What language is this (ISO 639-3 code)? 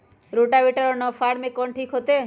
mag